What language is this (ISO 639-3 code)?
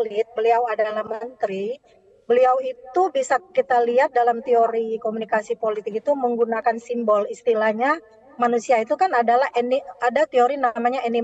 ind